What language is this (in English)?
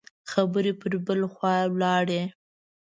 Pashto